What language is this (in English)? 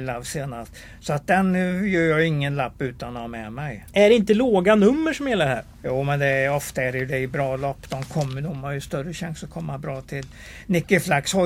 Swedish